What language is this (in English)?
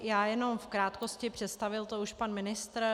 Czech